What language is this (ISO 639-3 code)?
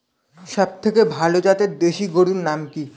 ben